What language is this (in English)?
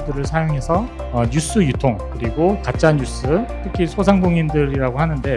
Korean